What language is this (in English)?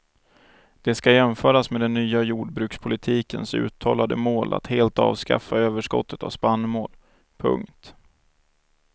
Swedish